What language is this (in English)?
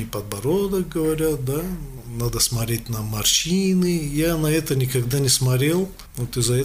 Russian